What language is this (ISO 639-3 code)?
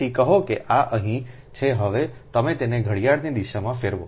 guj